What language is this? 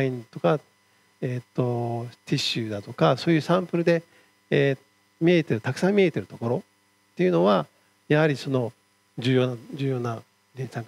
Japanese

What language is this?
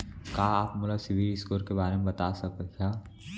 Chhattisgarhi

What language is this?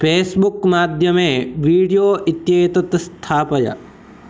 Sanskrit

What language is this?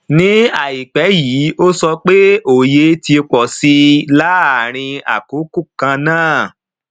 Yoruba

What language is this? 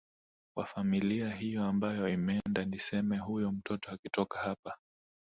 Swahili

